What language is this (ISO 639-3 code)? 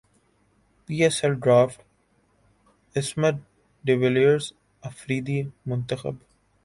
urd